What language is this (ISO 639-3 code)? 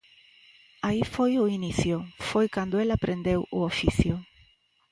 glg